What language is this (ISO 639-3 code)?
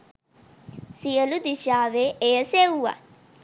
sin